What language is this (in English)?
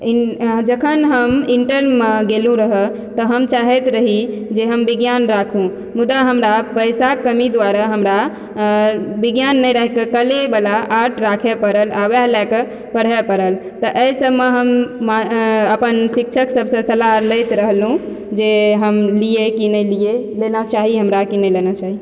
Maithili